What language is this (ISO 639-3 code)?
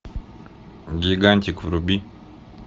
rus